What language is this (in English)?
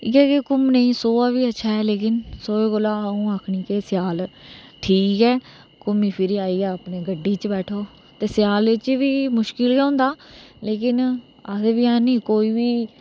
Dogri